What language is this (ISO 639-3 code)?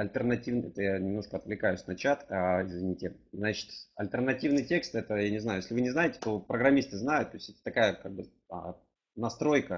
rus